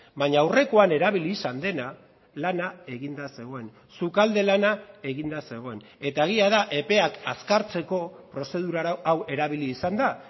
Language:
Basque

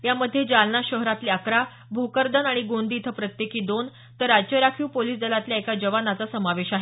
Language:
Marathi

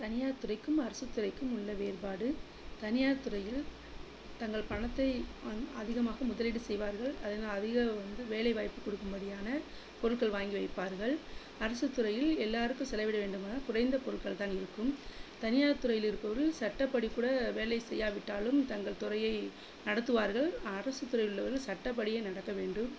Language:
Tamil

